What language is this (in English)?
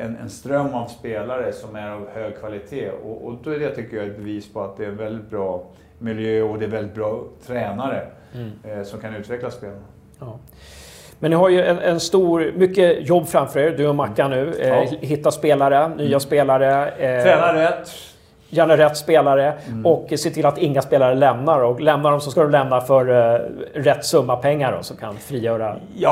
Swedish